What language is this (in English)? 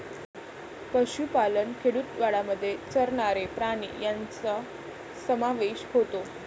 Marathi